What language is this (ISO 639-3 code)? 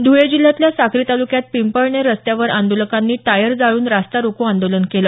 mar